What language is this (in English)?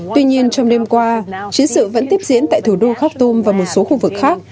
Vietnamese